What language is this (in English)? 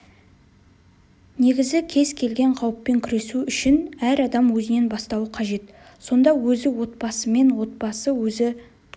Kazakh